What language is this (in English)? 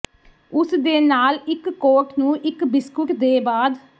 Punjabi